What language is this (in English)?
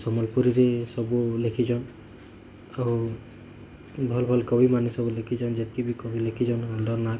Odia